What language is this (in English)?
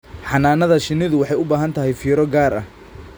Somali